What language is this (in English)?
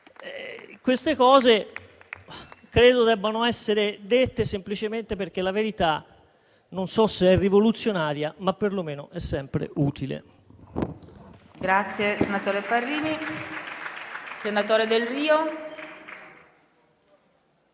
Italian